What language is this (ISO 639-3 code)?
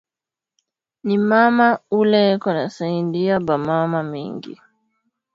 swa